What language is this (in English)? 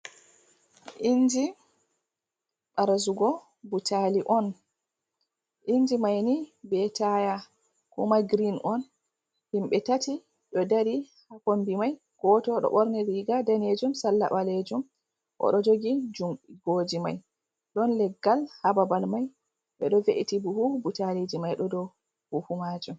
Fula